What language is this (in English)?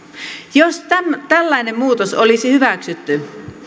Finnish